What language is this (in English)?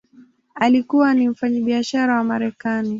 Swahili